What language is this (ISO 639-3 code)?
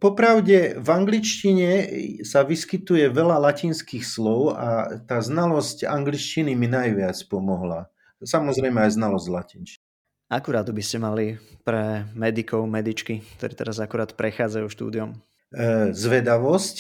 slk